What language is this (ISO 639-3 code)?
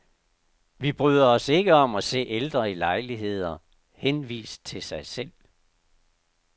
dan